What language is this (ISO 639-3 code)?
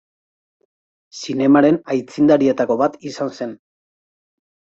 eus